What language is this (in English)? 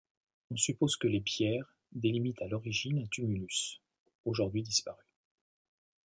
French